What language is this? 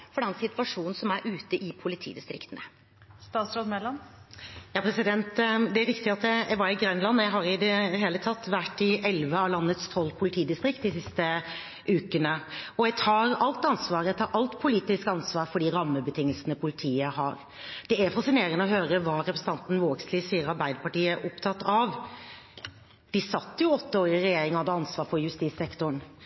Norwegian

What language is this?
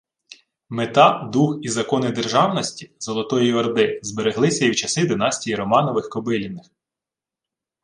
Ukrainian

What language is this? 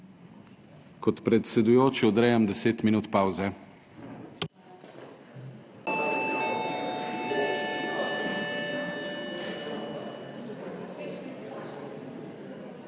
Slovenian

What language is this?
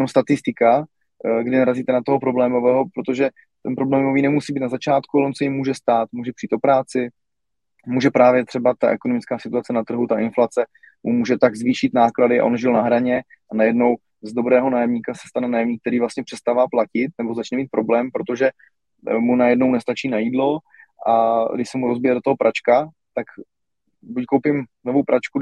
Czech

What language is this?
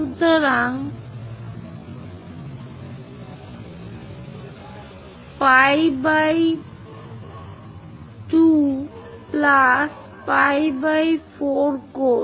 Bangla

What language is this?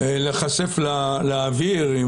Hebrew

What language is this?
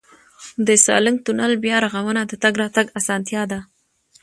Pashto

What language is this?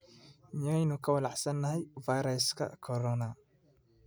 Somali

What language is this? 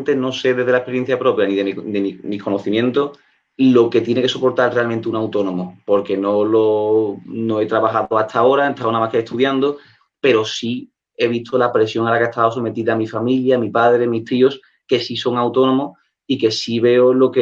Spanish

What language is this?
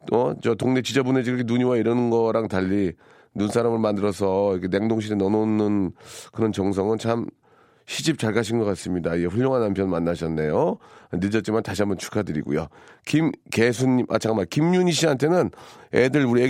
Korean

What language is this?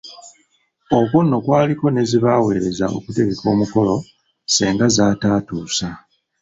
Ganda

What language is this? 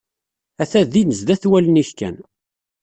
Kabyle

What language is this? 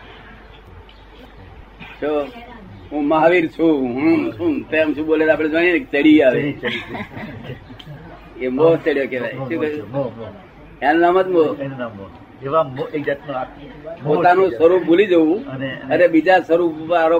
Gujarati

